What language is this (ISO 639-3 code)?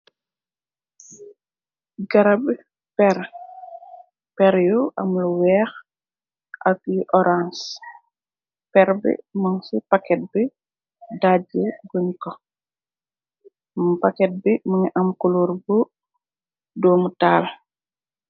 wol